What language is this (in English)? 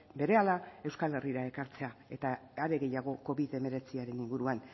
Basque